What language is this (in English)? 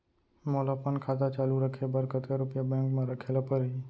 Chhattisgarhi